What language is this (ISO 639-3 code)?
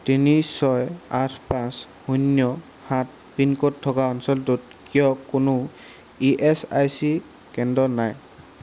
asm